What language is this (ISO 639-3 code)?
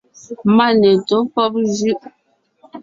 nnh